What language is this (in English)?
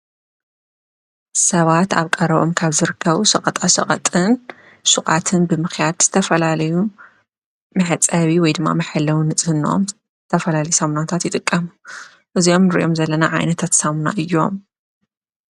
Tigrinya